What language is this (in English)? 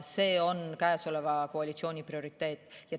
Estonian